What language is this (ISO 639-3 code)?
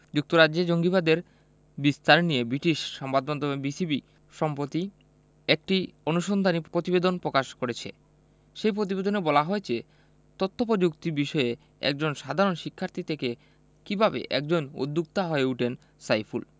ben